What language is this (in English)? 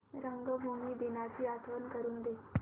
Marathi